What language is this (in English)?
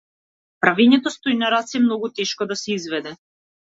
Macedonian